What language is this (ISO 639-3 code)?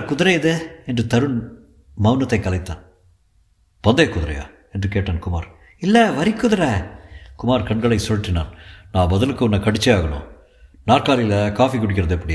tam